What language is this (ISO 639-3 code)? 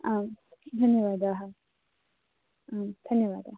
san